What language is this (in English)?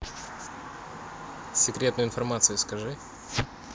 Russian